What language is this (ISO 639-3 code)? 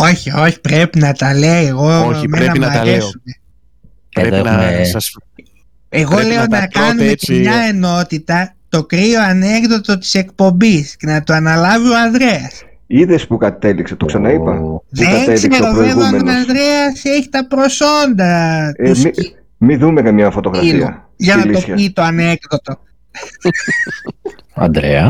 ell